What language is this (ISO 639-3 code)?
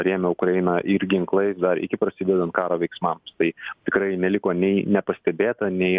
lit